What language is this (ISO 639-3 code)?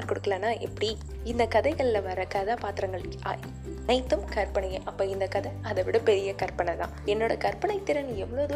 tam